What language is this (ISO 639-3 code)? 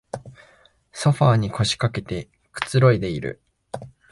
jpn